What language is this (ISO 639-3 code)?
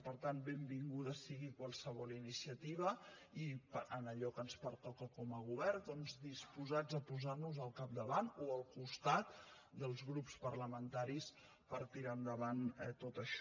cat